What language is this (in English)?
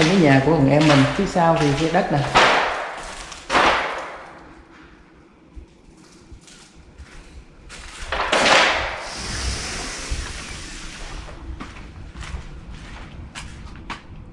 Vietnamese